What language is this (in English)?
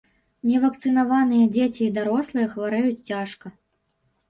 Belarusian